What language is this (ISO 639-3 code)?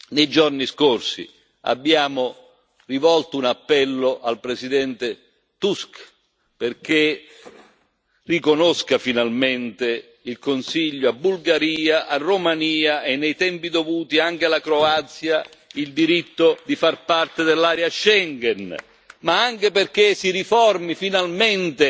ita